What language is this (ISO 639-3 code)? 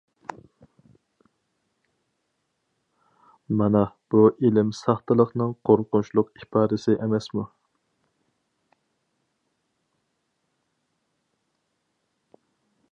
uig